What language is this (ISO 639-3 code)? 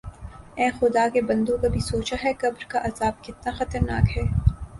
urd